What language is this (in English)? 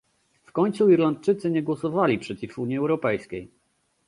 Polish